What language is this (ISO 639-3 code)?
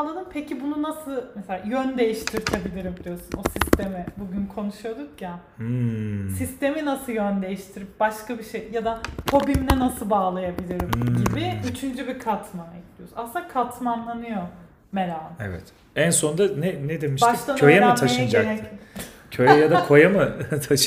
tur